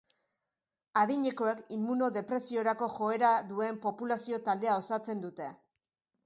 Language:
Basque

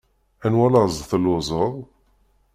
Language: Kabyle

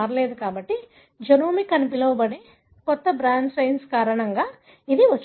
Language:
Telugu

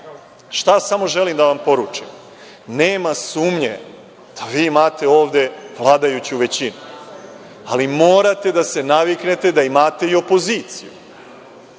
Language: Serbian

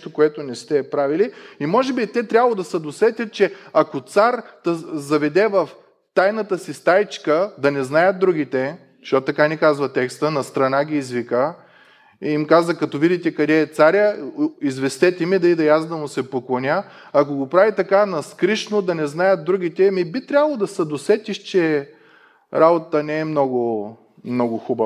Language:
Bulgarian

